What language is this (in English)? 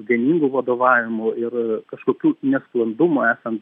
Lithuanian